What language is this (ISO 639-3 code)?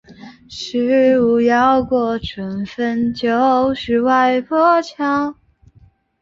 zho